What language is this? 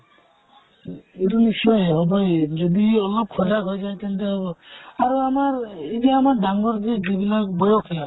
Assamese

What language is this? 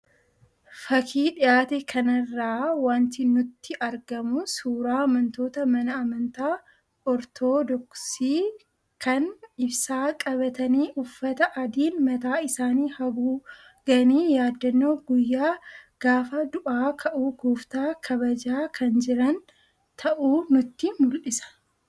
Oromo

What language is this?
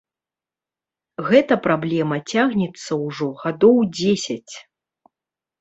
Belarusian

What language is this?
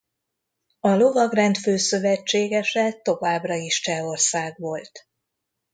Hungarian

